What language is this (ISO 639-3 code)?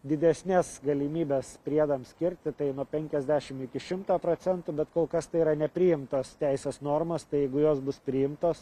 lit